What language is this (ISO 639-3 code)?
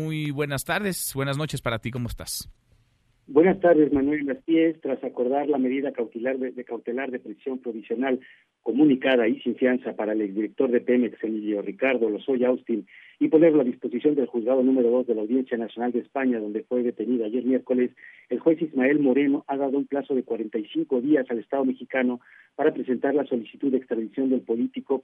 spa